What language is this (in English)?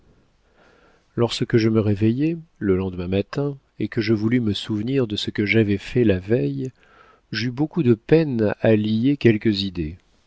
French